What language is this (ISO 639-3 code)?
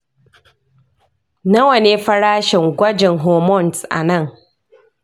hau